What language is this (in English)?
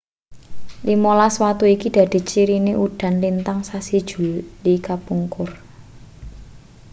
Javanese